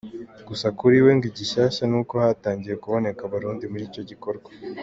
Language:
Kinyarwanda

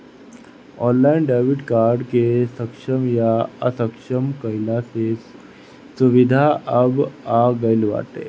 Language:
Bhojpuri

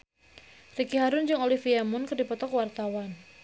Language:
Sundanese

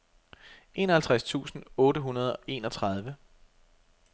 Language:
Danish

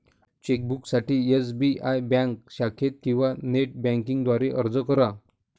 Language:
Marathi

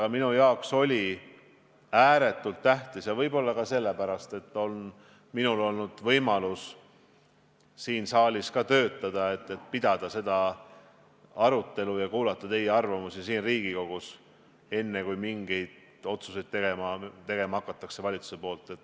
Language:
Estonian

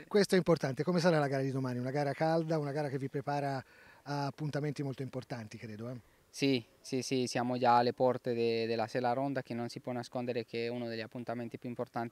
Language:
Italian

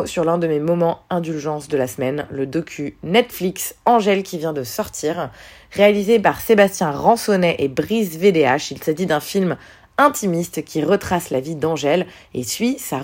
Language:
French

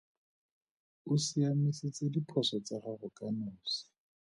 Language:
Tswana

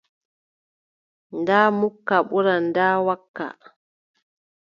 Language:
Adamawa Fulfulde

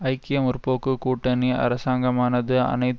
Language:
Tamil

